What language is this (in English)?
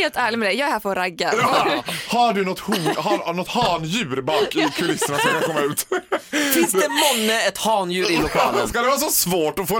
Swedish